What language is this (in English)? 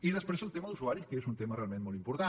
Catalan